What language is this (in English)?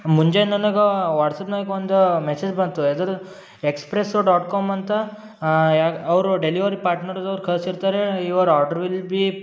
Kannada